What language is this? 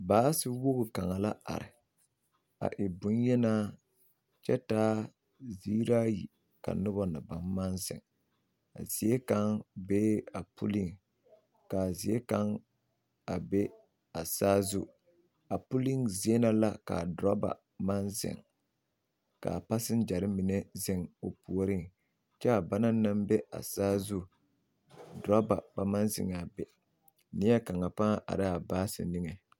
Southern Dagaare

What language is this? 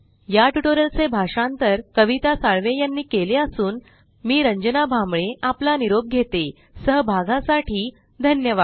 Marathi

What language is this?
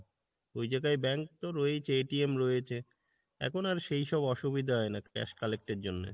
Bangla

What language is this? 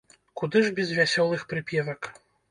Belarusian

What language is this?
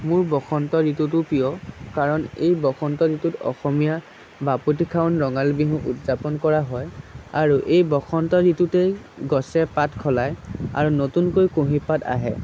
Assamese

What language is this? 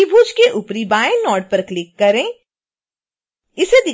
Hindi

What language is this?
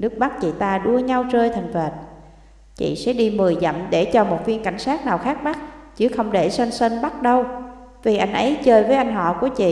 Vietnamese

